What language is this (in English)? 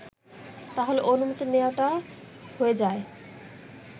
Bangla